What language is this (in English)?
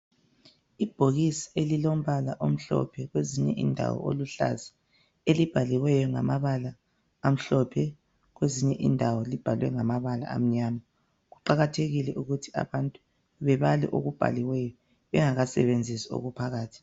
North Ndebele